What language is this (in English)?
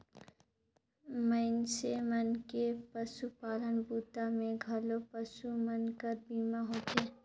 Chhattisgarhi